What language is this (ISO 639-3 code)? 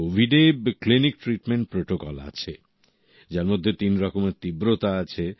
ben